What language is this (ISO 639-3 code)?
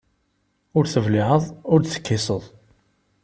kab